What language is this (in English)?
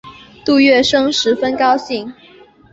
Chinese